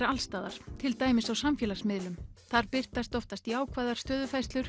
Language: Icelandic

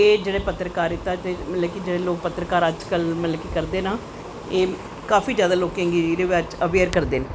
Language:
Dogri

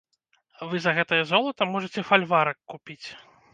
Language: Belarusian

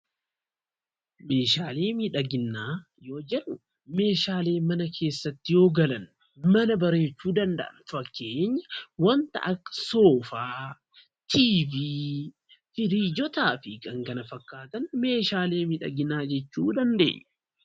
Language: Oromo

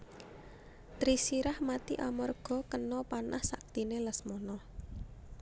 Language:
Javanese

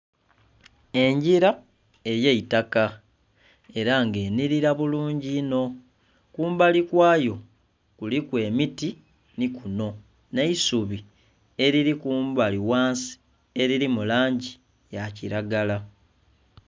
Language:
Soga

